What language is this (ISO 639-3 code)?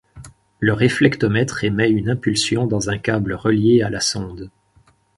fra